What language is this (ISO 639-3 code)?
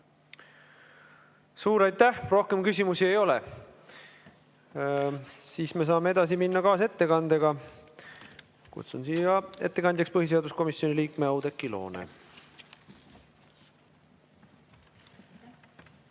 est